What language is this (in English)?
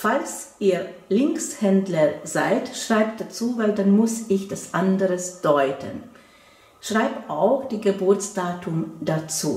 German